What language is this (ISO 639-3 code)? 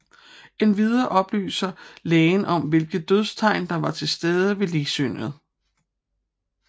dan